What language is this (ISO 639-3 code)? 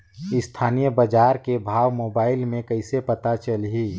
hne